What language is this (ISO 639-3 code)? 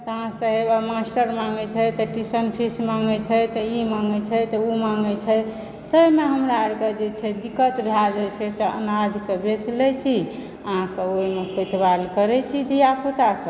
mai